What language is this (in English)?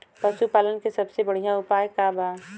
Bhojpuri